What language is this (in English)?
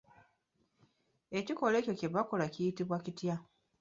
Ganda